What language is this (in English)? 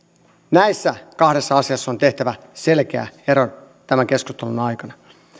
Finnish